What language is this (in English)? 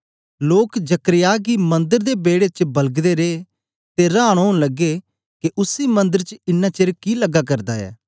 Dogri